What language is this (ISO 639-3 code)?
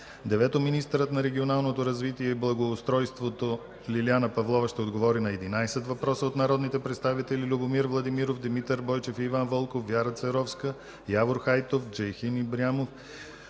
bul